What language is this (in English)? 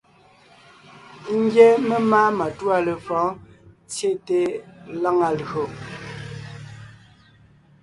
Ngiemboon